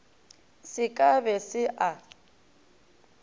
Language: Northern Sotho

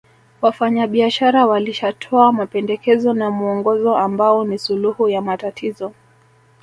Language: Swahili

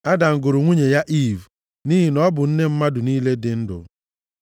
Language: Igbo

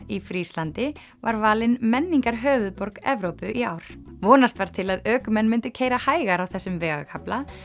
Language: Icelandic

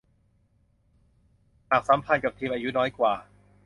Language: Thai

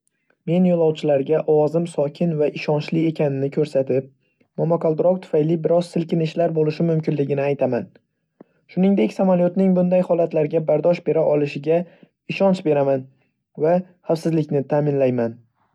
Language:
Uzbek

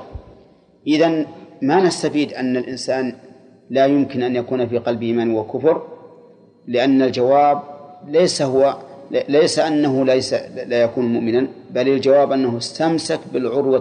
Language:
Arabic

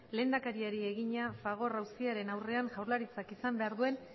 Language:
Basque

